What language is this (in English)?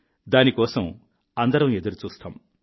Telugu